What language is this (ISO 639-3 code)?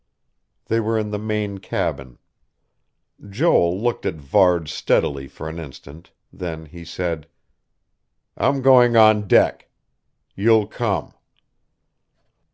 eng